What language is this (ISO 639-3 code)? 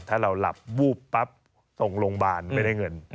tha